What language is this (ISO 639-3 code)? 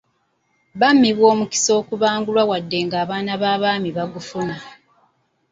lug